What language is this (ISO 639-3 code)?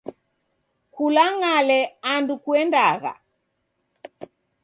dav